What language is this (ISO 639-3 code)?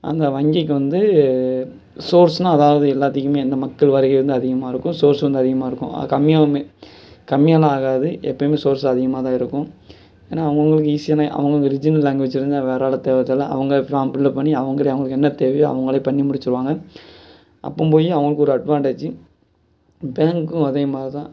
tam